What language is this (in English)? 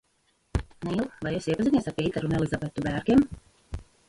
Latvian